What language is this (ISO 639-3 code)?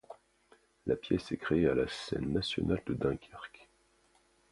fra